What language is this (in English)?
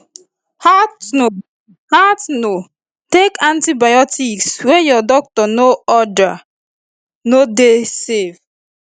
Nigerian Pidgin